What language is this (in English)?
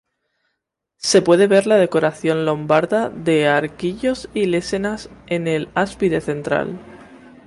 Spanish